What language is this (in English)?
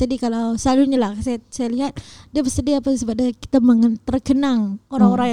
Malay